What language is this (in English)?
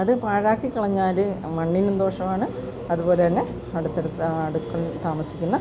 Malayalam